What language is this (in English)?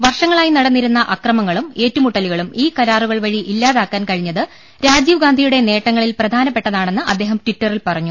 Malayalam